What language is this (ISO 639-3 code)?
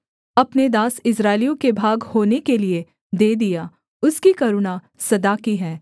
hin